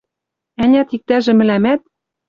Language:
Western Mari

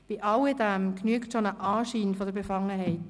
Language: Swiss German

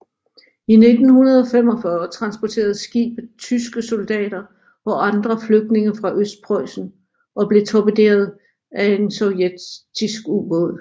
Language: Danish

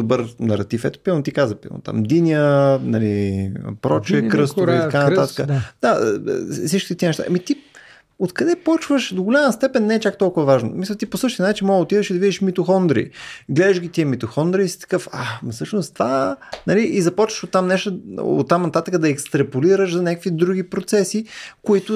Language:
Bulgarian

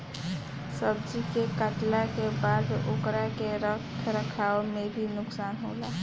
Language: Bhojpuri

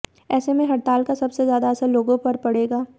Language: Hindi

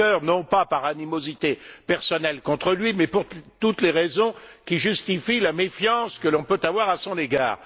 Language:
French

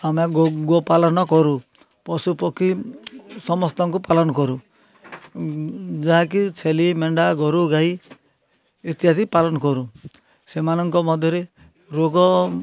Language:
Odia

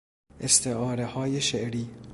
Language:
Persian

